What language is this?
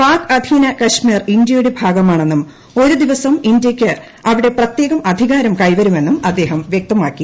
Malayalam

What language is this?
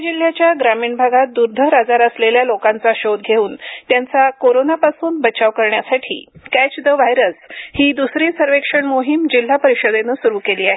Marathi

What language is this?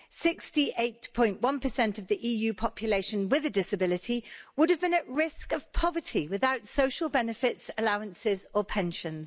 English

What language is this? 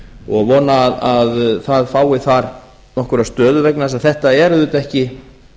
Icelandic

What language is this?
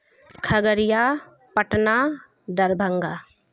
Urdu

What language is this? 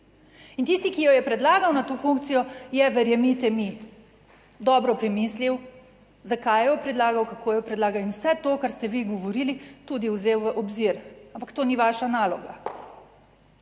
Slovenian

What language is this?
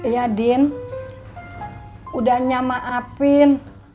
Indonesian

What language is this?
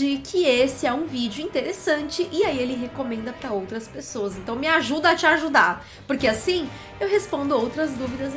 Portuguese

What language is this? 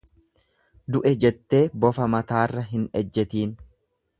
Oromo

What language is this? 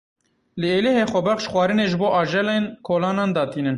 Kurdish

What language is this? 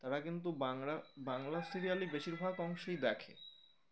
Bangla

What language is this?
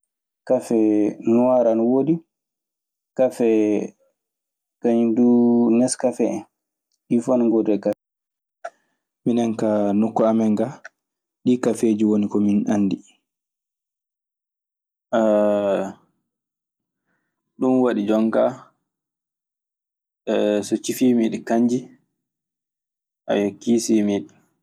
Maasina Fulfulde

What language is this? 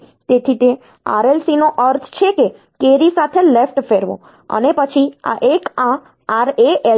Gujarati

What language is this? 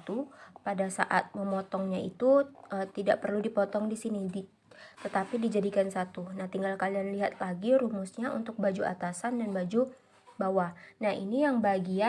Indonesian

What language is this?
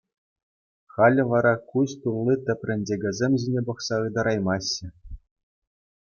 Chuvash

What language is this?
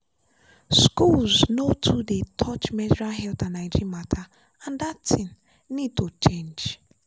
Nigerian Pidgin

